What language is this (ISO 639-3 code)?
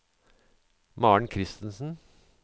nor